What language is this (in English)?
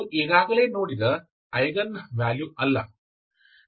Kannada